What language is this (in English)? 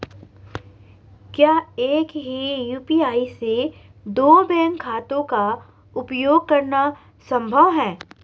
Hindi